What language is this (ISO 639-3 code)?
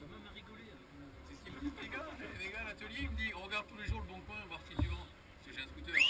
fra